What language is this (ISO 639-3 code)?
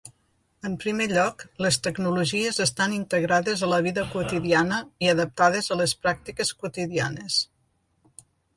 cat